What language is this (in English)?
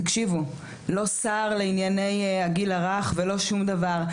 Hebrew